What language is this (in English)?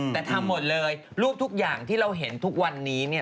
Thai